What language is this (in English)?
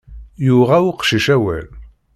Kabyle